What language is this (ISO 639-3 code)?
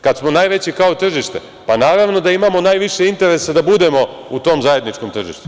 srp